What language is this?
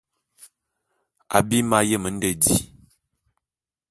Bulu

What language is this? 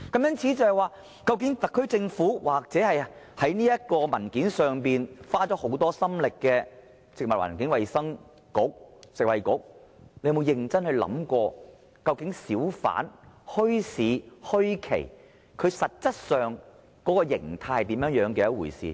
Cantonese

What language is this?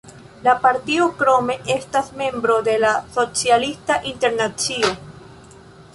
Esperanto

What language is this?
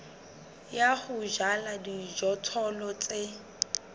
Southern Sotho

